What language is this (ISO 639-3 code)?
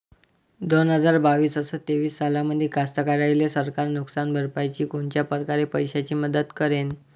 mar